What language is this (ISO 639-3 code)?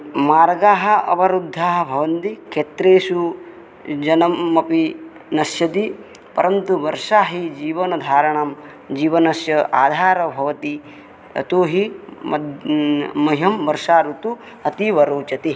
san